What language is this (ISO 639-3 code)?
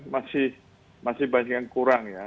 ind